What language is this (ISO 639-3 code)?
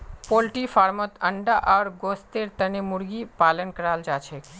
mag